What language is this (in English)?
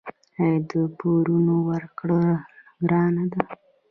Pashto